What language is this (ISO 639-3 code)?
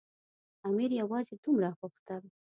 pus